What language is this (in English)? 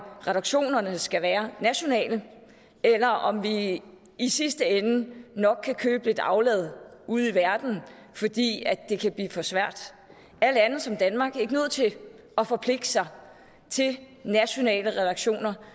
Danish